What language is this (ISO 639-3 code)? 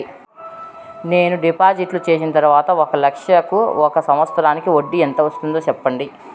tel